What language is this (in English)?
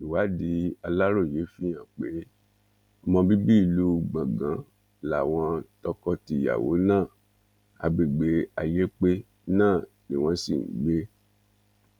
Yoruba